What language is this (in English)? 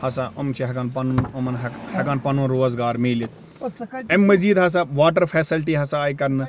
Kashmiri